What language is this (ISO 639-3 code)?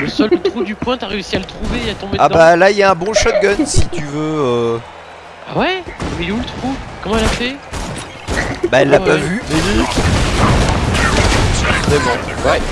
fra